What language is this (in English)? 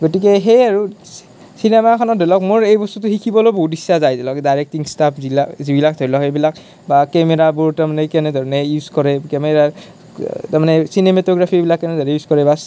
Assamese